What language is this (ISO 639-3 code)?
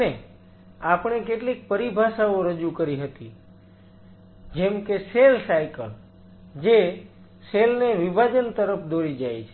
guj